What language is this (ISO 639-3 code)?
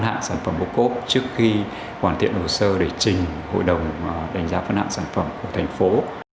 vie